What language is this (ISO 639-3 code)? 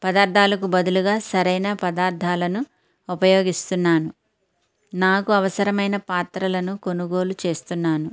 tel